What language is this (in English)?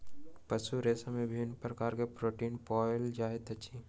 Maithili